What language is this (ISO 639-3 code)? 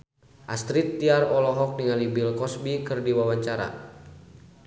sun